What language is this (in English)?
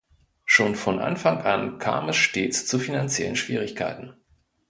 German